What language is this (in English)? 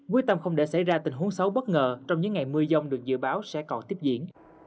Vietnamese